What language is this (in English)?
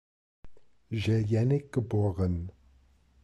German